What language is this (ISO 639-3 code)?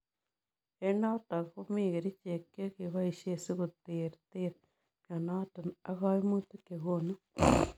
kln